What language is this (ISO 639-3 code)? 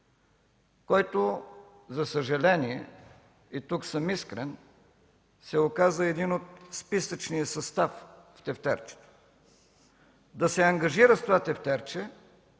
bul